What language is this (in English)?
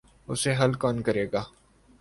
Urdu